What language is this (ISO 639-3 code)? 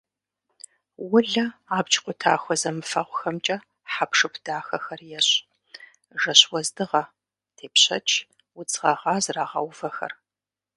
kbd